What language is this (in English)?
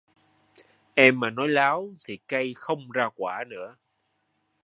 Vietnamese